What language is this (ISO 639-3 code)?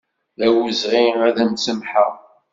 kab